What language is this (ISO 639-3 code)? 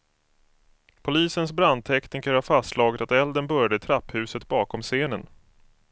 swe